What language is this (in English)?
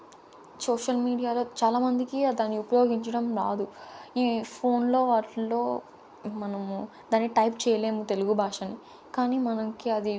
Telugu